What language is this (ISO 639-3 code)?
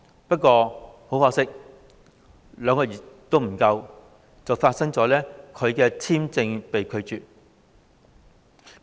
yue